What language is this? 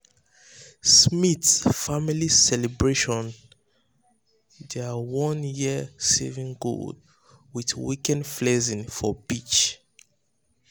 Nigerian Pidgin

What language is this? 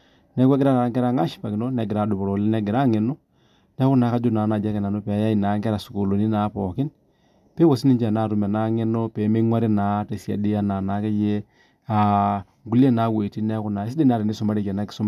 Masai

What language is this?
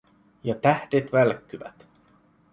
Finnish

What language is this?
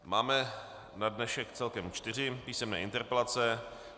Czech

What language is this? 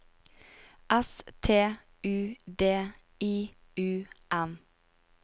Norwegian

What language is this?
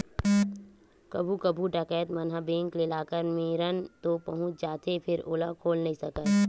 Chhattisgarhi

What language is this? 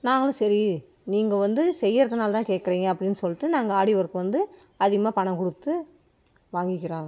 Tamil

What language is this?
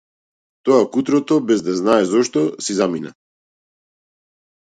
Macedonian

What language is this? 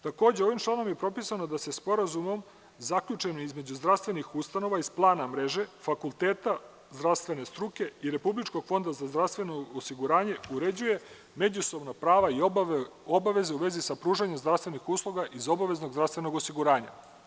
Serbian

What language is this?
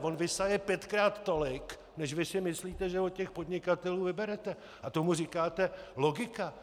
Czech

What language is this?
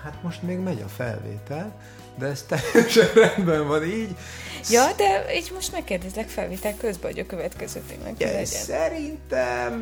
Hungarian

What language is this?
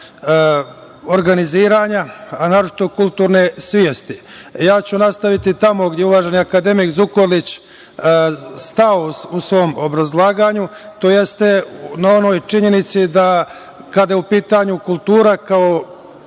Serbian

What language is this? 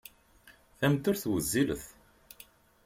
Kabyle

